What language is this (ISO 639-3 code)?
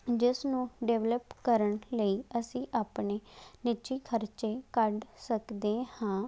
pan